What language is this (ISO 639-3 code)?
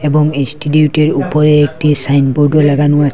ben